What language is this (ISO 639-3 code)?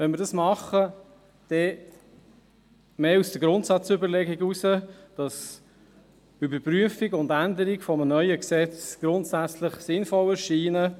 gsw